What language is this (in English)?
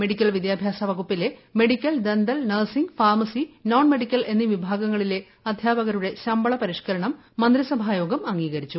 Malayalam